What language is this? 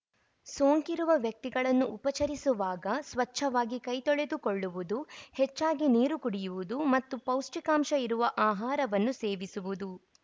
Kannada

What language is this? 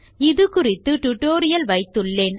Tamil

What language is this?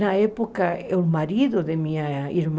Portuguese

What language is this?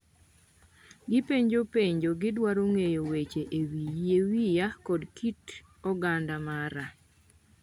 Luo (Kenya and Tanzania)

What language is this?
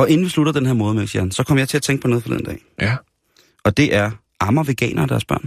Danish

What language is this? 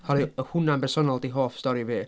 Welsh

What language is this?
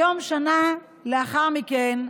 Hebrew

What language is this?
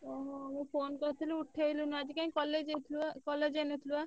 Odia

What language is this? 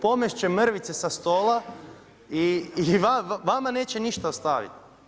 Croatian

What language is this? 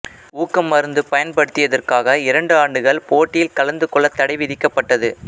Tamil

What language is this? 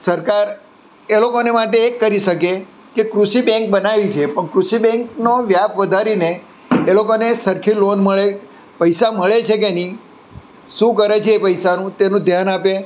Gujarati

